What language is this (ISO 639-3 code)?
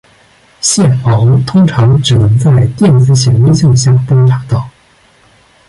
zho